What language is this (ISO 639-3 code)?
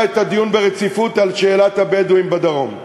heb